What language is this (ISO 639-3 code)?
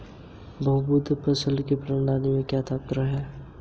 hin